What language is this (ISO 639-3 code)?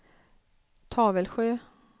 swe